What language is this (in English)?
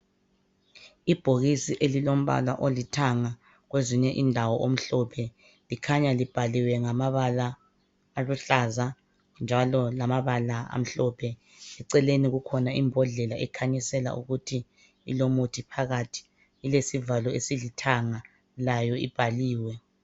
North Ndebele